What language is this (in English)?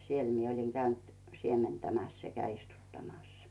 Finnish